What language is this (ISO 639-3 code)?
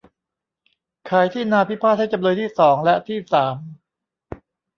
tha